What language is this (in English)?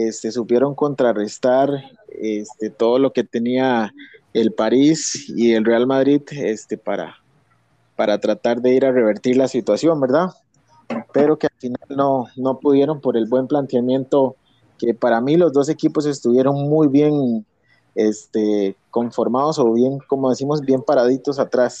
Spanish